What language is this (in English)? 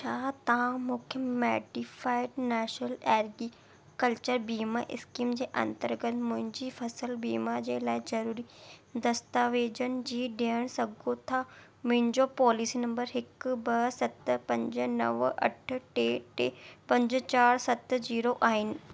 Sindhi